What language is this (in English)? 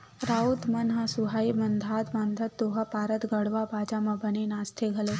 Chhattisgarhi